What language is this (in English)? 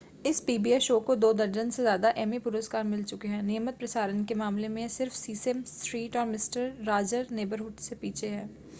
Hindi